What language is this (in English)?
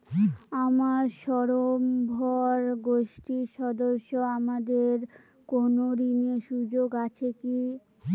Bangla